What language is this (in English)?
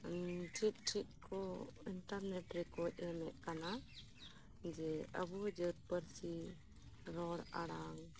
Santali